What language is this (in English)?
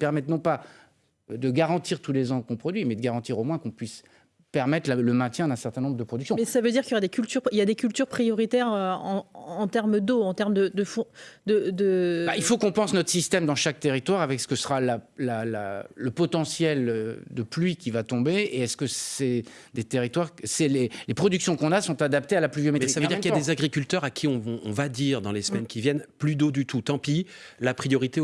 French